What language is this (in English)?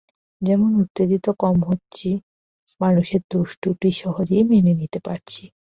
Bangla